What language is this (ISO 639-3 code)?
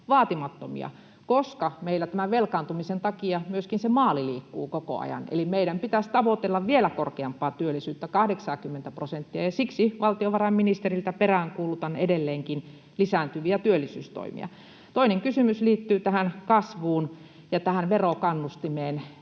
fin